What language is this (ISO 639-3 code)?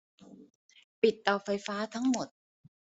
tha